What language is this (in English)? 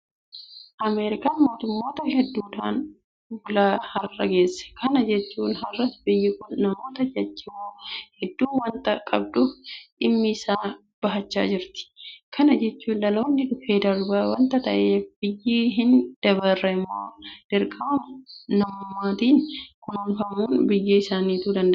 Oromo